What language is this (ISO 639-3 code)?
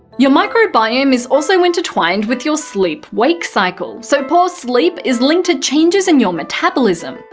eng